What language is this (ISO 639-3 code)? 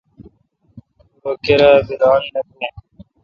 xka